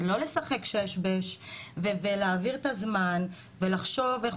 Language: Hebrew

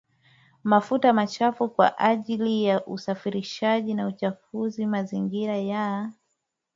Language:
Swahili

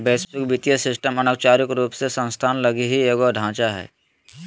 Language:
Magahi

